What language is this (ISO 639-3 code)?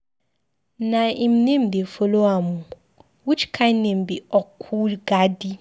pcm